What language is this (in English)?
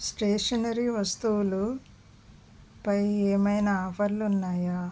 Telugu